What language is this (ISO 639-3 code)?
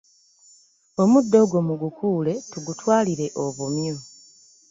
lug